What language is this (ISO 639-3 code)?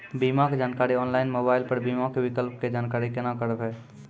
mai